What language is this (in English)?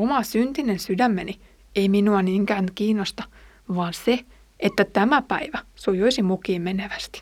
Finnish